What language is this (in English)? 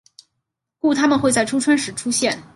Chinese